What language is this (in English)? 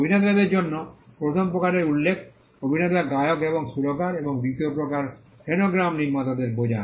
Bangla